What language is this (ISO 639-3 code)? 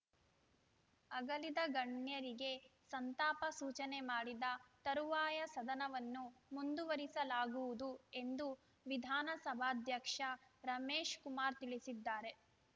kan